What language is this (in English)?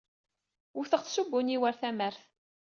Kabyle